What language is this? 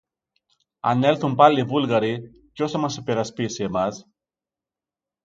Greek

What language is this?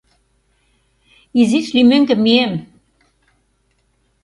Mari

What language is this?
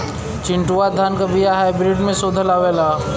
Bhojpuri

